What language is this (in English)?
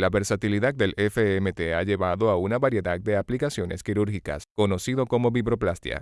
Spanish